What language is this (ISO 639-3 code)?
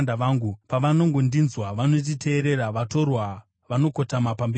sna